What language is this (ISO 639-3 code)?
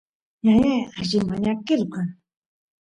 qus